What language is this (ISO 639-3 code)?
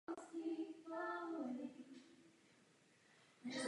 ces